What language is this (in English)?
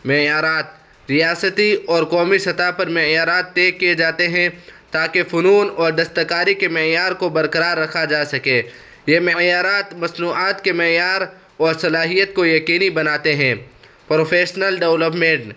Urdu